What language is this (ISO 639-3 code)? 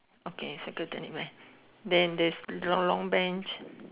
eng